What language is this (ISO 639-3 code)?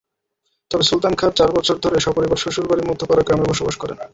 ben